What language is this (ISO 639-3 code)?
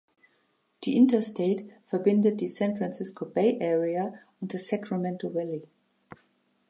deu